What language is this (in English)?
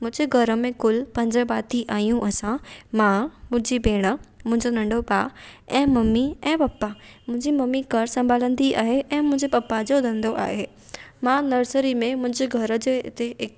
Sindhi